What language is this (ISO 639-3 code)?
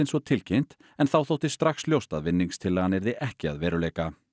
isl